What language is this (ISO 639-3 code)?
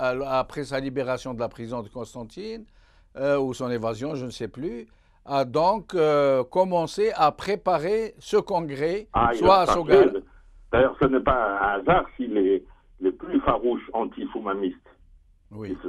fra